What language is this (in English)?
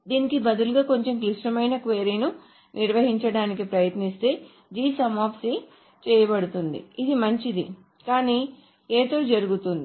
Telugu